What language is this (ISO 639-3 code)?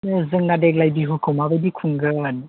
brx